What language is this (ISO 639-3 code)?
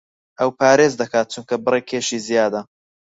ckb